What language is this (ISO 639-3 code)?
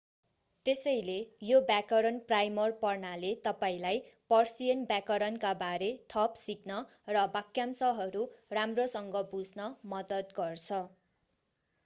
nep